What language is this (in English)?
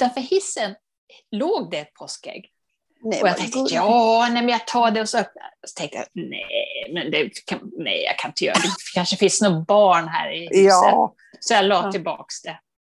Swedish